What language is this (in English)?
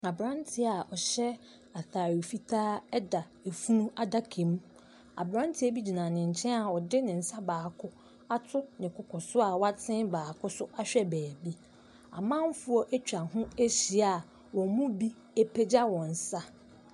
Akan